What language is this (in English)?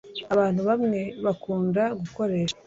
Kinyarwanda